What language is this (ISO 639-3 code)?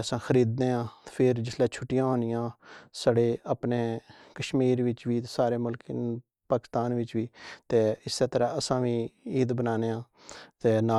phr